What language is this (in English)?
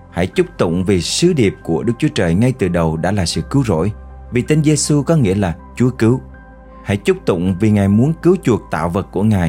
Vietnamese